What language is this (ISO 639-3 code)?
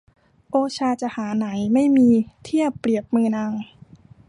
tha